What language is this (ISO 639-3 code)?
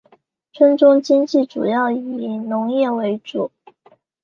zho